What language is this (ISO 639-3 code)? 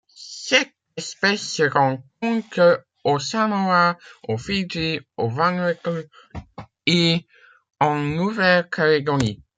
fra